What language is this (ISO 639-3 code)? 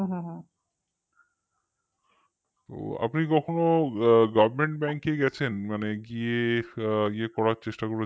ben